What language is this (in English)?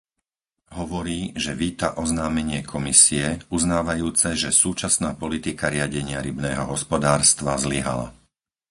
Slovak